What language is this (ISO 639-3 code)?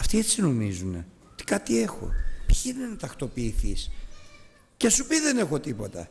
ell